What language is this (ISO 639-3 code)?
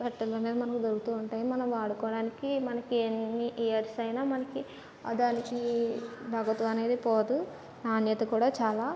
tel